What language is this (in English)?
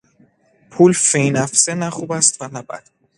Persian